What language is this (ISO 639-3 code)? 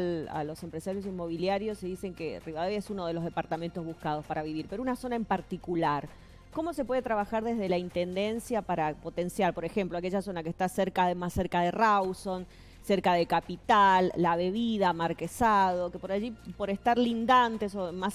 spa